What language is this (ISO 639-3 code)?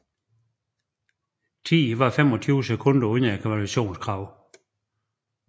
dan